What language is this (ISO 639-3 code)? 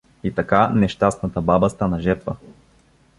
bul